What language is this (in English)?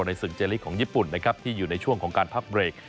Thai